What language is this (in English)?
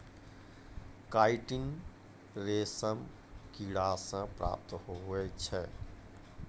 Maithili